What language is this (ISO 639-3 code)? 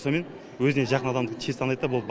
kaz